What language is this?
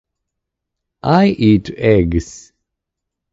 Japanese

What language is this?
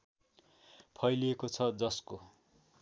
Nepali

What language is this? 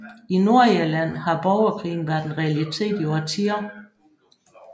Danish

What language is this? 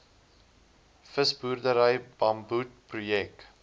Afrikaans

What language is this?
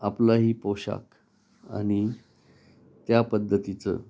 Marathi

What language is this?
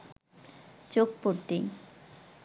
Bangla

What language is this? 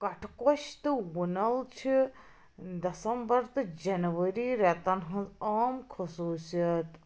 Kashmiri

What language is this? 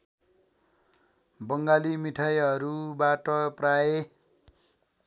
Nepali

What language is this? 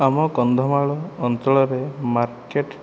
Odia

